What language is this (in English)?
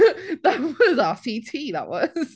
English